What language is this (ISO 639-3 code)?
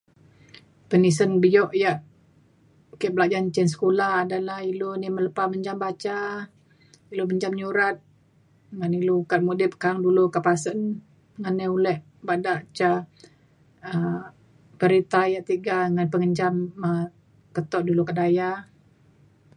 xkl